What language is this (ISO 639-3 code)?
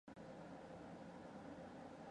mon